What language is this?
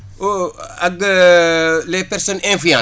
Wolof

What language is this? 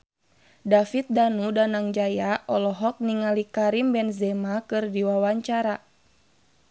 Sundanese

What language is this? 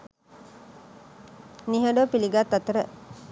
Sinhala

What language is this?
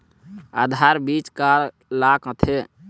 Chhattisgarhi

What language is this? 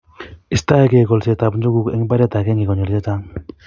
Kalenjin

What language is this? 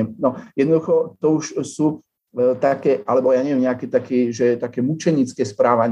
Slovak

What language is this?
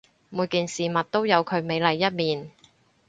Cantonese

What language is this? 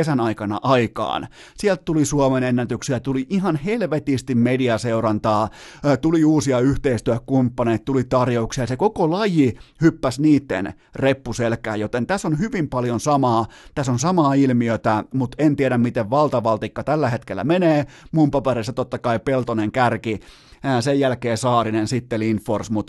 Finnish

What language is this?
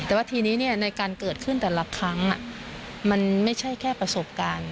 Thai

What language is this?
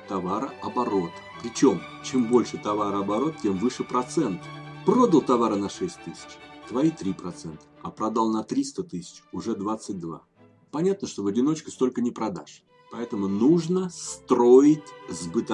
Russian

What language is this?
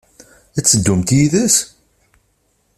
Kabyle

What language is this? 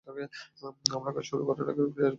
Bangla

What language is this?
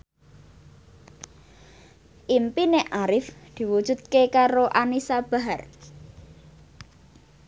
Javanese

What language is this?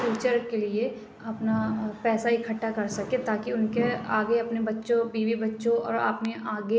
Urdu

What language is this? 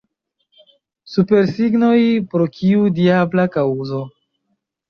Esperanto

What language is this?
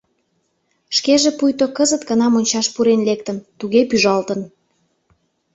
Mari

